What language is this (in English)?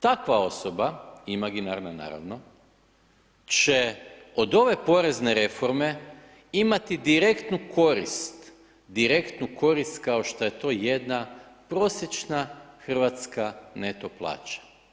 Croatian